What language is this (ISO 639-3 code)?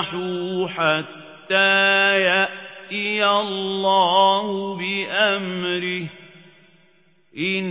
ara